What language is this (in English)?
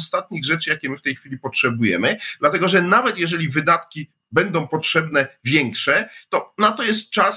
Polish